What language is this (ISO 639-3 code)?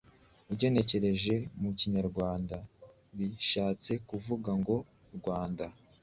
kin